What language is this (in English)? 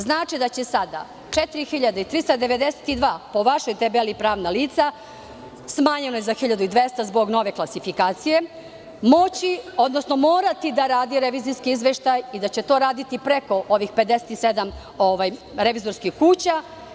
Serbian